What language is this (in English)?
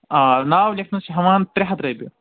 Kashmiri